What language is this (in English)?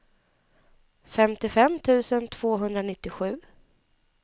Swedish